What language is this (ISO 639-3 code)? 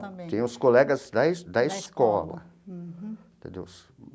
por